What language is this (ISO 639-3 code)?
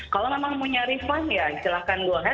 ind